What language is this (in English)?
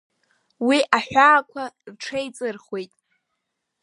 Abkhazian